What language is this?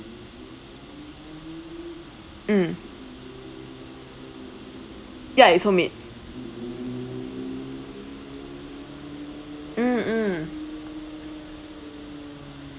English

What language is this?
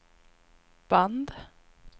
Swedish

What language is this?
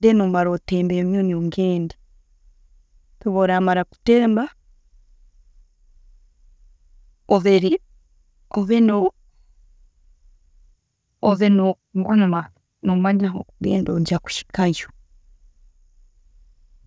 Tooro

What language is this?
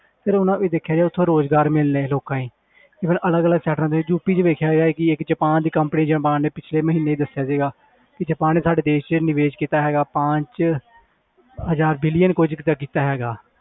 Punjabi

